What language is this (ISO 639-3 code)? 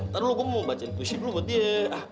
ind